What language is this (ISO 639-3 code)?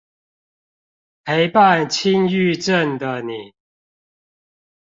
zho